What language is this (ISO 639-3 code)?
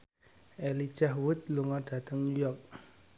jav